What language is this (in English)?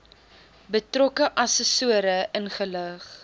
Afrikaans